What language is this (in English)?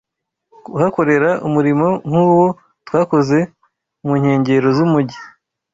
Kinyarwanda